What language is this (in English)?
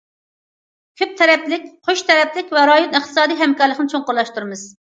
Uyghur